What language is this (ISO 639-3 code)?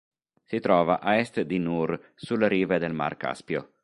ita